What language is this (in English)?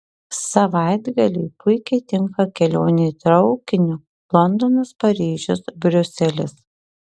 Lithuanian